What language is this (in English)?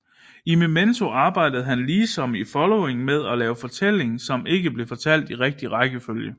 Danish